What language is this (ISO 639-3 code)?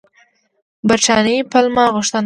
pus